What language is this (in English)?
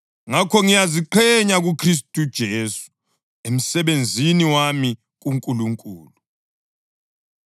North Ndebele